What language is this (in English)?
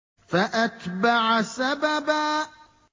Arabic